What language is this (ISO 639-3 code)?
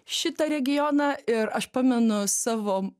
lit